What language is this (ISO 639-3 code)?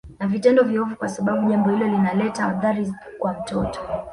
swa